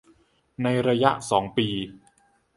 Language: Thai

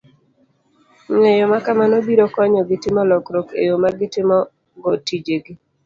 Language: Luo (Kenya and Tanzania)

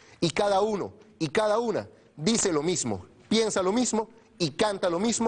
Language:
Spanish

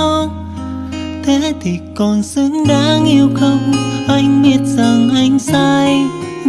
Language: Vietnamese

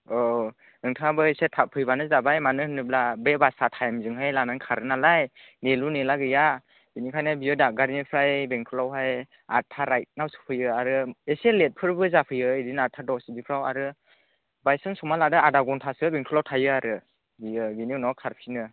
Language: Bodo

